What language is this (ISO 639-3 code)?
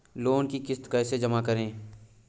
hin